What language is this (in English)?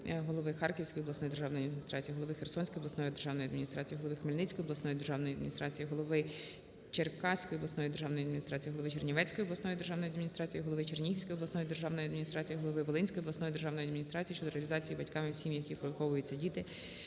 Ukrainian